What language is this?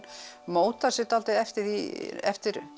Icelandic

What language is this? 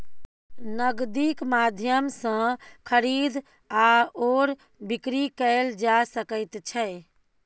Maithili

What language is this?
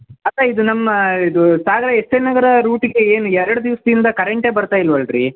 Kannada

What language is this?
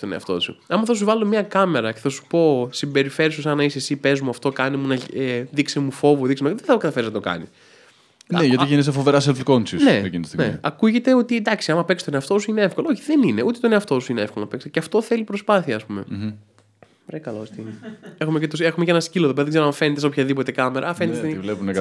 Greek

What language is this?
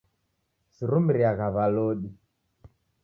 Taita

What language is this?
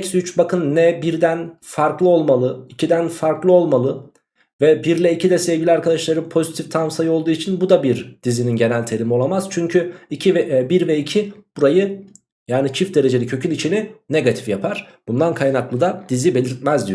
Turkish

